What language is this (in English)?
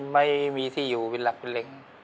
Thai